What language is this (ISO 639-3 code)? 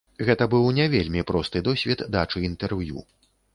bel